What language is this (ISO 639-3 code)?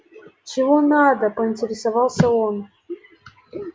rus